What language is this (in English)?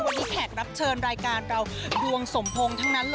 Thai